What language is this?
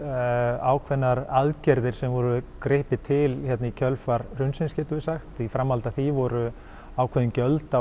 Icelandic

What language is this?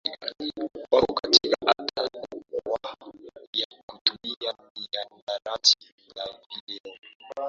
Swahili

